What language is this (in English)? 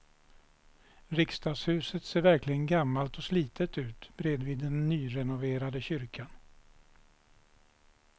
Swedish